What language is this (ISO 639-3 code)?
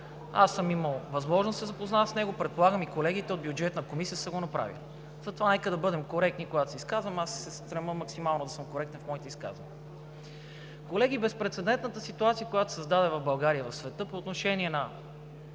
bul